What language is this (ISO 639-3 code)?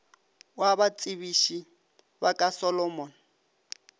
nso